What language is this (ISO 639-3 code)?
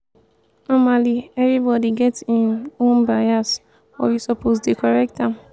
pcm